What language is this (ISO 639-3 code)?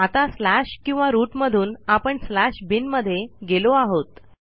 mar